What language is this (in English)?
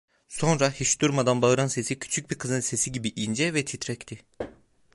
Turkish